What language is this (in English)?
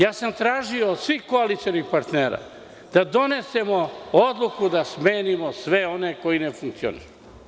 Serbian